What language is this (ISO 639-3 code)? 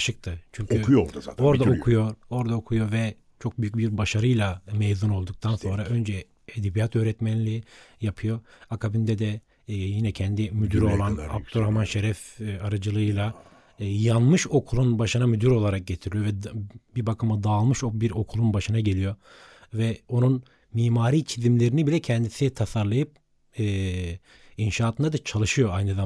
tur